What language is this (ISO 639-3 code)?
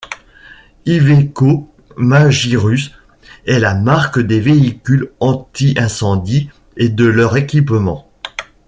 fra